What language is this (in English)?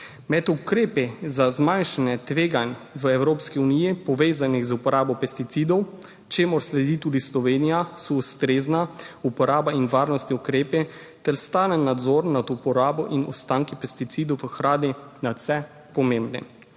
Slovenian